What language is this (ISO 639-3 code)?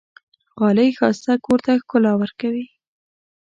pus